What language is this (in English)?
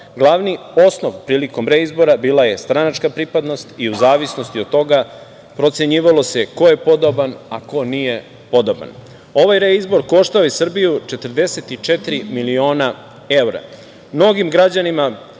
Serbian